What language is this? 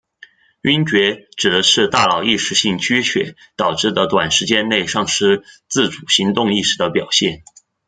Chinese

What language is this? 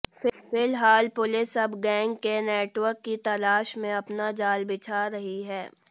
Hindi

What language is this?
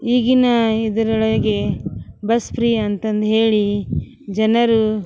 Kannada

